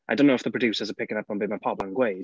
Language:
Welsh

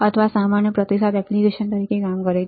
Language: Gujarati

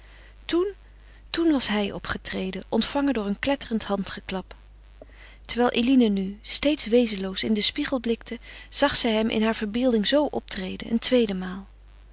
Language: Dutch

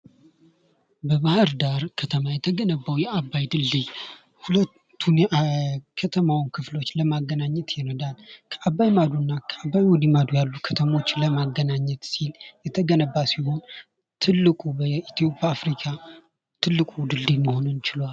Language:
Amharic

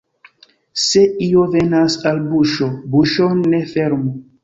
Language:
Esperanto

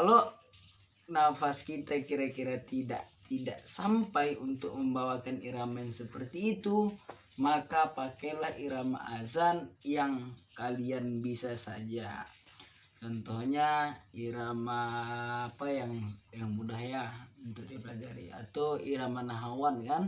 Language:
Indonesian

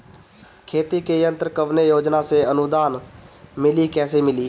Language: Bhojpuri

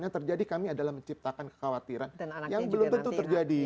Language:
Indonesian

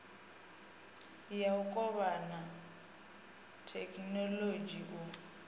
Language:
Venda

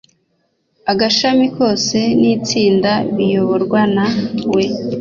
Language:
Kinyarwanda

